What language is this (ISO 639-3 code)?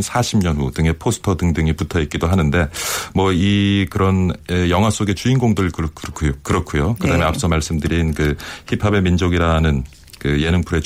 kor